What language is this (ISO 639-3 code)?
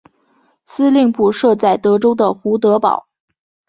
zho